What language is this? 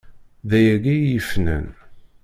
Kabyle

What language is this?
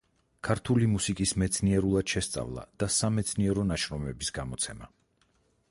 Georgian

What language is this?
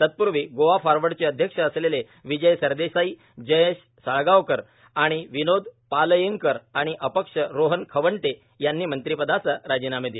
Marathi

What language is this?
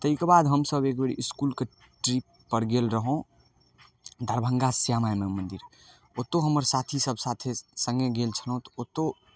Maithili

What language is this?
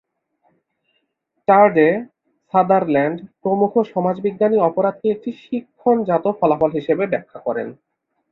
Bangla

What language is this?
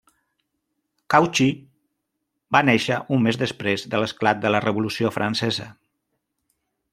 Catalan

